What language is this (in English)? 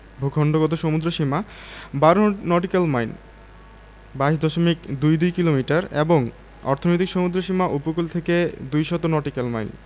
Bangla